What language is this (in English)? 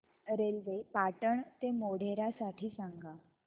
Marathi